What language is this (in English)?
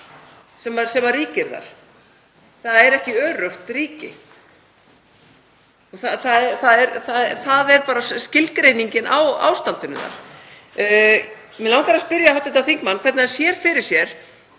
Icelandic